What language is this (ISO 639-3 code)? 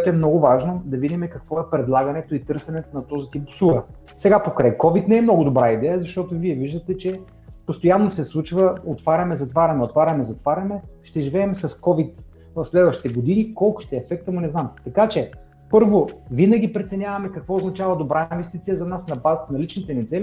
bul